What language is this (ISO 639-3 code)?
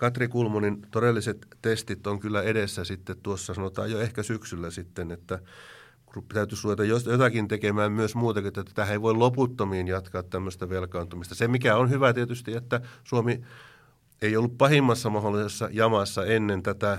fin